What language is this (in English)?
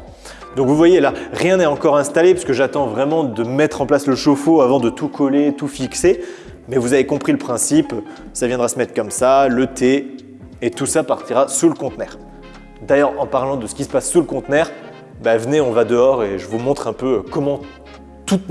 French